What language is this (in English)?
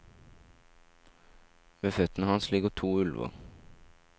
Norwegian